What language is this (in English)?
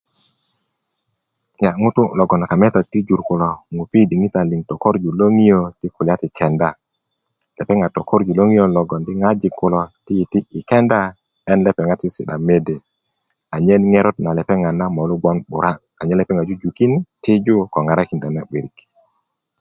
Kuku